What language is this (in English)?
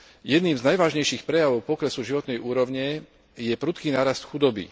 Slovak